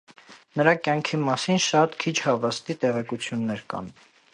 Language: Armenian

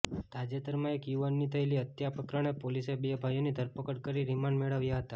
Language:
Gujarati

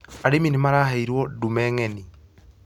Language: Kikuyu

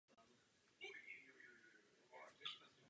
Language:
Czech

